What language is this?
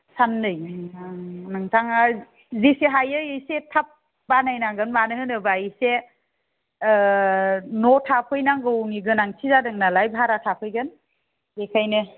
Bodo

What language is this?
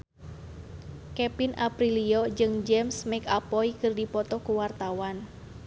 Sundanese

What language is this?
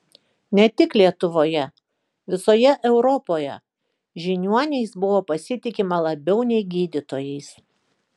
Lithuanian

